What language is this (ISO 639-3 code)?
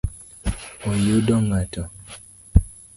luo